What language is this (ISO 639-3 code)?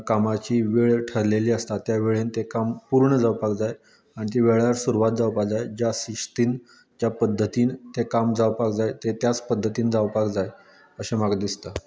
kok